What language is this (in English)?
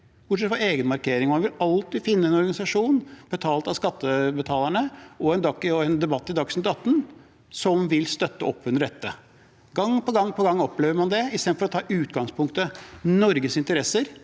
Norwegian